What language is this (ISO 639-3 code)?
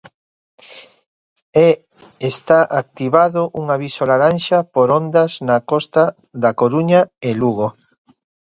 glg